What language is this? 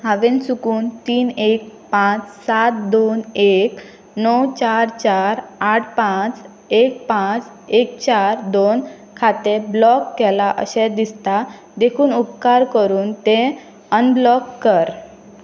Konkani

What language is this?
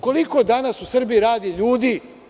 Serbian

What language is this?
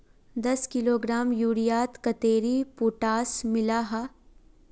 Magahi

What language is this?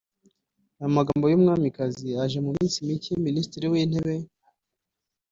Kinyarwanda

